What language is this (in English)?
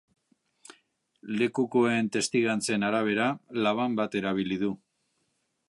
Basque